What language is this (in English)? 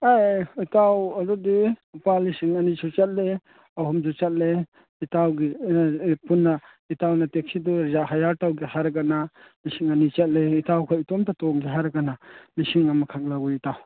Manipuri